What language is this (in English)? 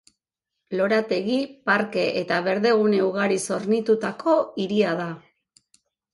Basque